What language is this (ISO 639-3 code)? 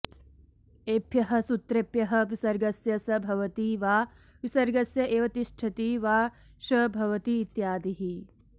san